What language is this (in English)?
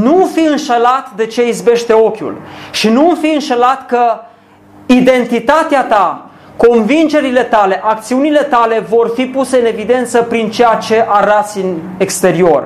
Romanian